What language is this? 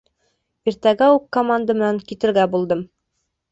Bashkir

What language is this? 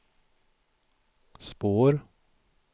Swedish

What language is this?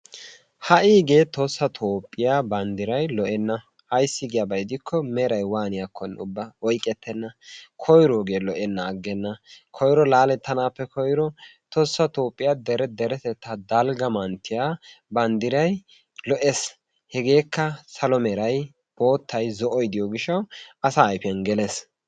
Wolaytta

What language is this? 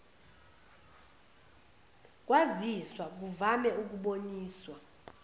Zulu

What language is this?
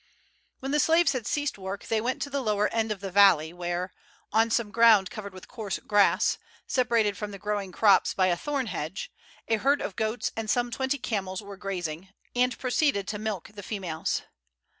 English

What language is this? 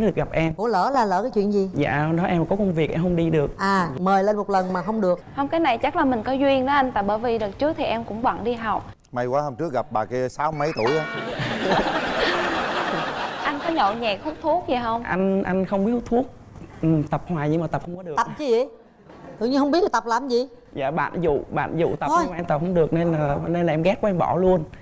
Vietnamese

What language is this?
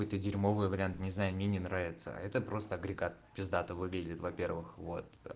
Russian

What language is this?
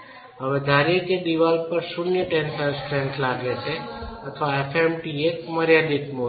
Gujarati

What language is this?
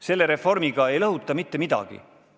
Estonian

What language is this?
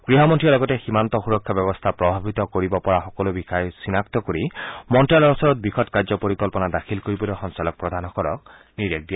Assamese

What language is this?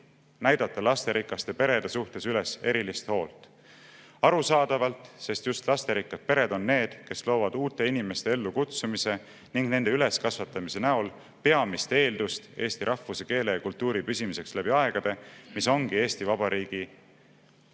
Estonian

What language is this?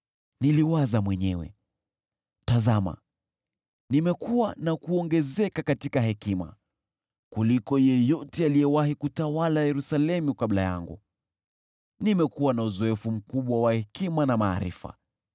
Swahili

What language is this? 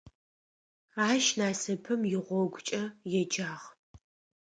Adyghe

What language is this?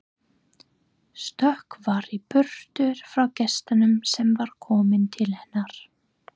Icelandic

